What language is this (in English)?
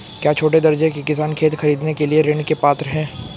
Hindi